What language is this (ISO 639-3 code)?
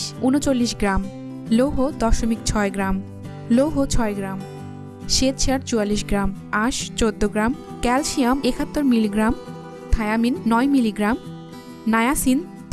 ben